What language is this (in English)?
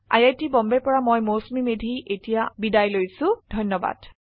Assamese